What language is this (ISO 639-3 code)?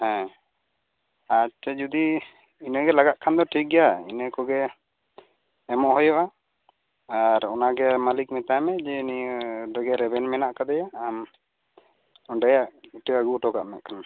sat